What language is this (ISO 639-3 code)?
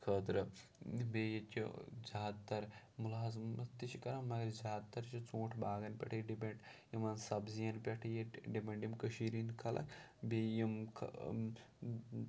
kas